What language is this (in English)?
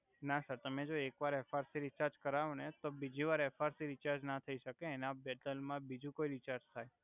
Gujarati